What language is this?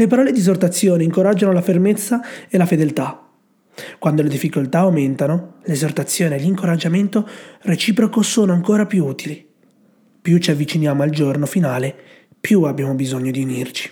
Italian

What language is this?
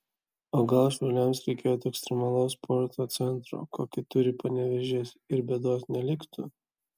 Lithuanian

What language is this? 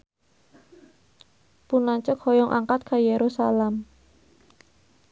Sundanese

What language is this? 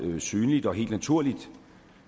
Danish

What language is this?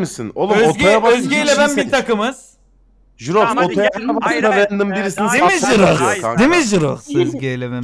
Turkish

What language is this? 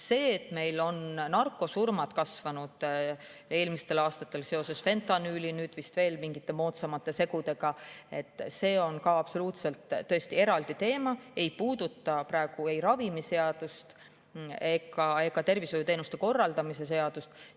Estonian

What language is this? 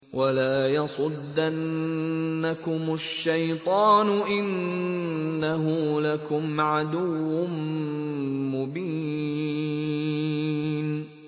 Arabic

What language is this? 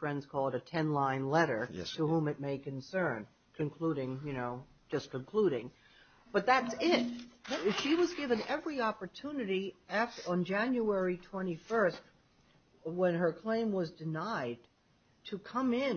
English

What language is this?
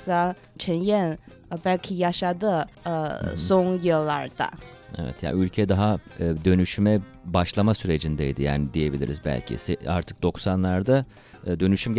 Turkish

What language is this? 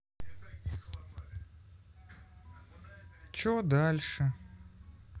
Russian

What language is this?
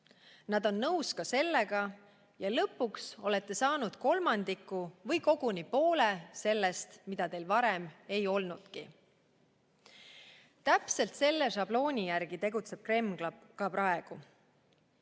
Estonian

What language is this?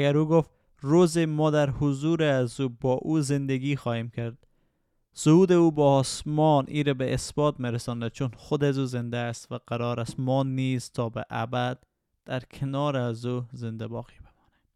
Persian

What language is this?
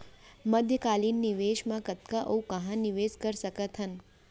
Chhattisgarhi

